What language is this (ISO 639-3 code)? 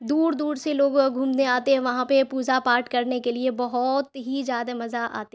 urd